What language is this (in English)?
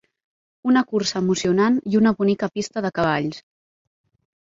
Catalan